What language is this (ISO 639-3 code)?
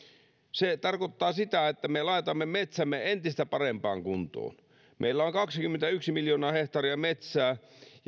fin